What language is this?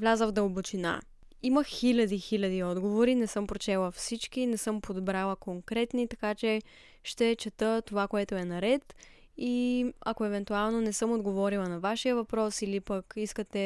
Bulgarian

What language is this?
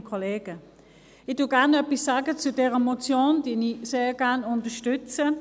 Swiss German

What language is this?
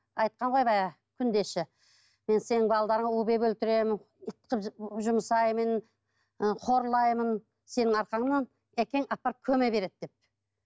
Kazakh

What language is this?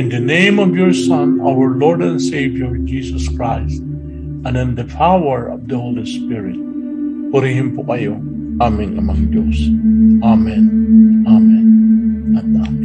Filipino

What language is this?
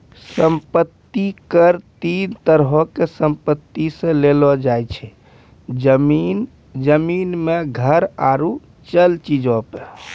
Maithili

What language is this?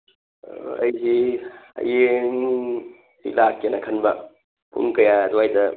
Manipuri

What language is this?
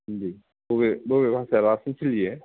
Bodo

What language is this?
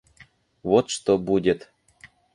Russian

